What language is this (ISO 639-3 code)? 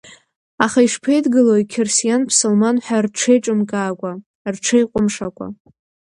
abk